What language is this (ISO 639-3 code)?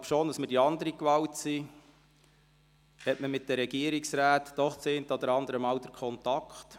gsw